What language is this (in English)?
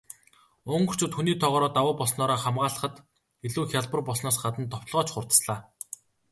Mongolian